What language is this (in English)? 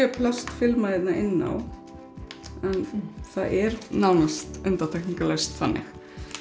Icelandic